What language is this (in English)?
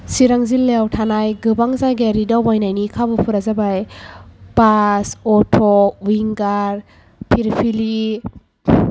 Bodo